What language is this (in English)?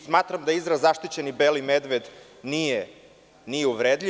Serbian